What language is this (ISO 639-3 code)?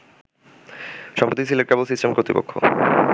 ben